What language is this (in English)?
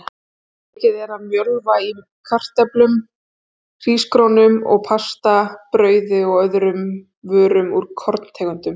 Icelandic